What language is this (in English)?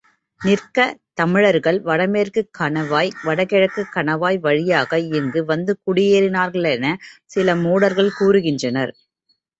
Tamil